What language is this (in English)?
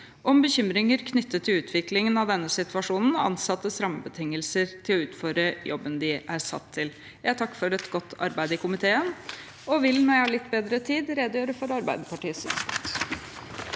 Norwegian